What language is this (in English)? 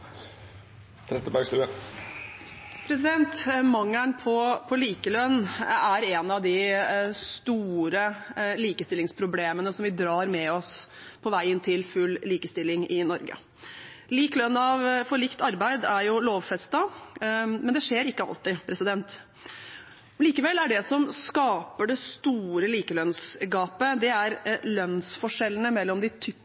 Norwegian